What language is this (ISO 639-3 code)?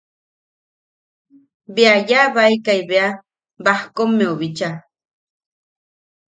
yaq